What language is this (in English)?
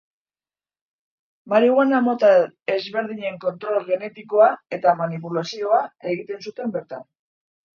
Basque